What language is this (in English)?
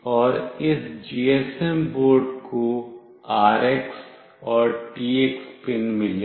Hindi